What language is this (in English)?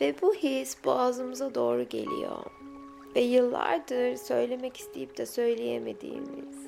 Turkish